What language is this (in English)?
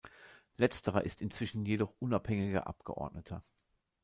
German